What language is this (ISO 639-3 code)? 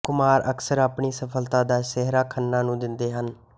pan